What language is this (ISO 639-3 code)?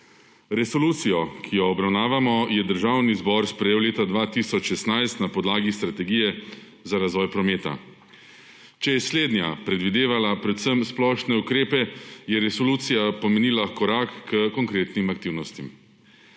slv